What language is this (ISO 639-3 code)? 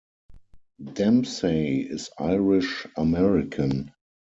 eng